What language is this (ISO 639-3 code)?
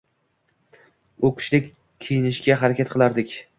uzb